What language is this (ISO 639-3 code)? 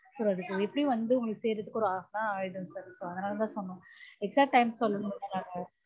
tam